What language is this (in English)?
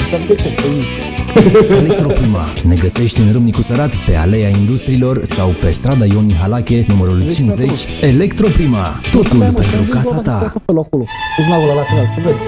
Romanian